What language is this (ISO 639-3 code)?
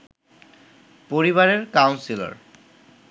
ben